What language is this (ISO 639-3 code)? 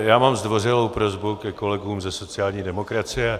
ces